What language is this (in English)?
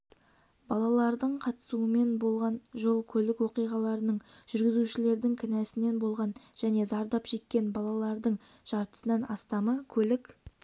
Kazakh